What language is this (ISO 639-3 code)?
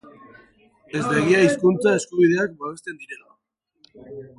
eus